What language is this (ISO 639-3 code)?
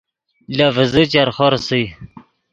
ydg